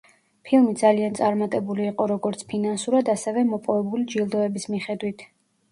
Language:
Georgian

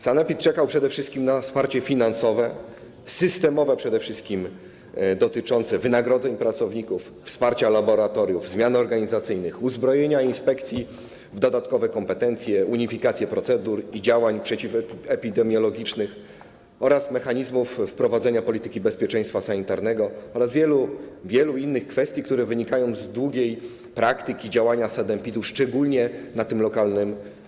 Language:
Polish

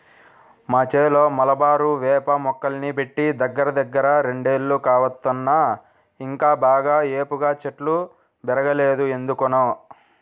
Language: Telugu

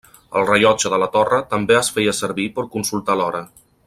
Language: Catalan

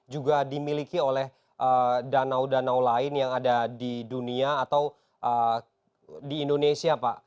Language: Indonesian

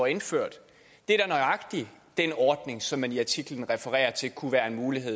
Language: Danish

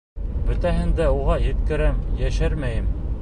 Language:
Bashkir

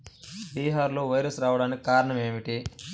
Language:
Telugu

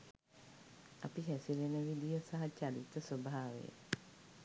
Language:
Sinhala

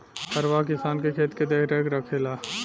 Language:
Bhojpuri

